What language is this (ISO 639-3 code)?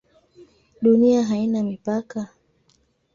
swa